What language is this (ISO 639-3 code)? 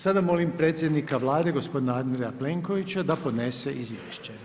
hrv